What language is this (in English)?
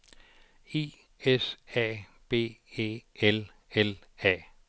Danish